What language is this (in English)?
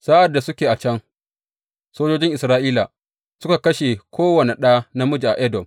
Hausa